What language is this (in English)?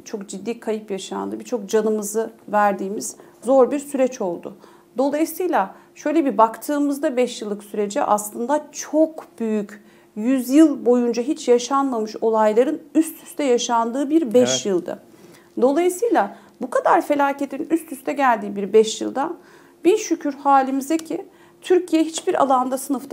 Turkish